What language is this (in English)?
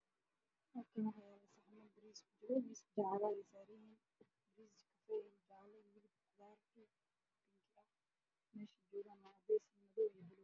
Somali